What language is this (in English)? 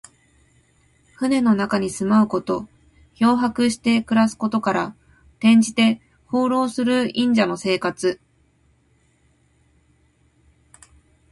Japanese